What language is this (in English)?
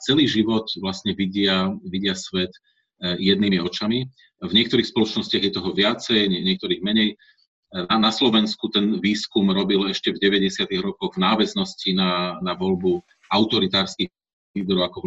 Slovak